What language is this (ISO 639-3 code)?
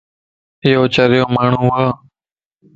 lss